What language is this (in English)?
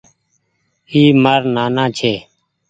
Goaria